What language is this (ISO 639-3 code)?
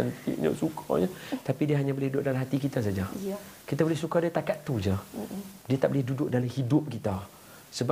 msa